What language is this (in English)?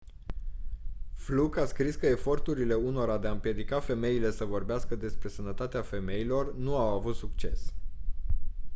Romanian